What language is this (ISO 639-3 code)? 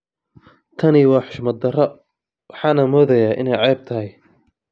som